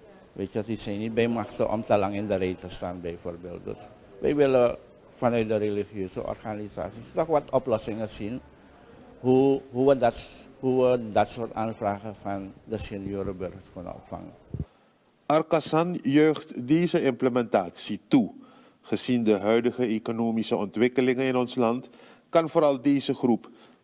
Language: Dutch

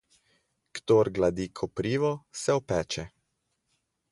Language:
Slovenian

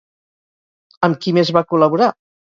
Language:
Catalan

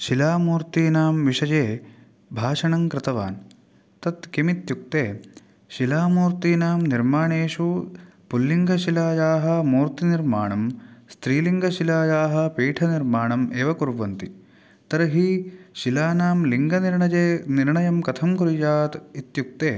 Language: Sanskrit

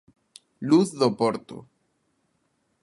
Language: Galician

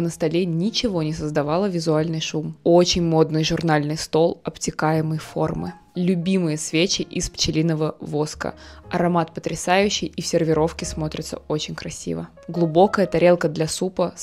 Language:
Russian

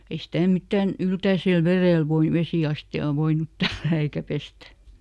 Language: Finnish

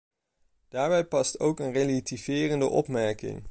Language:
Dutch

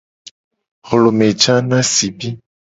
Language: Gen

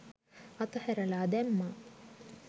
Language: Sinhala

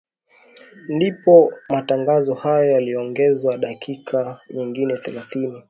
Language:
Swahili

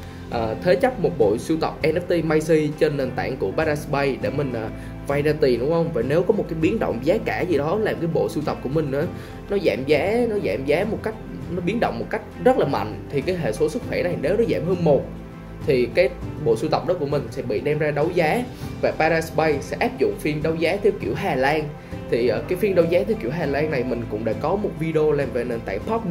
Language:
Vietnamese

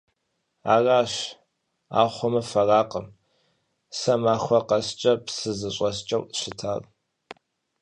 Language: Kabardian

